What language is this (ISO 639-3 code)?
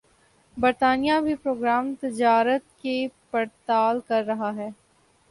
urd